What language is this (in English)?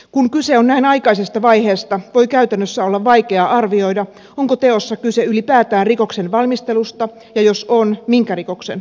Finnish